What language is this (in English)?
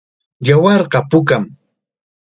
Chiquián Ancash Quechua